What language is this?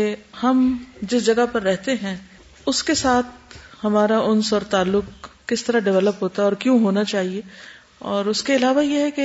Urdu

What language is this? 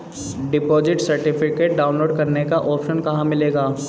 Hindi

